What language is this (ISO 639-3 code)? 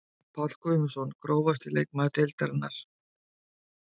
isl